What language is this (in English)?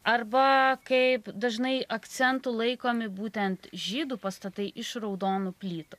Lithuanian